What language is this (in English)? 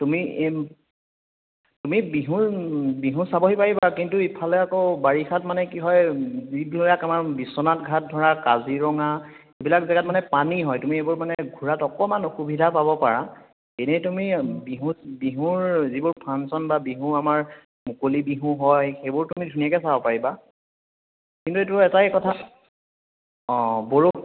Assamese